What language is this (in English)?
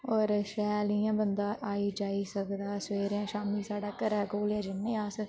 Dogri